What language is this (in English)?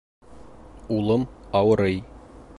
Bashkir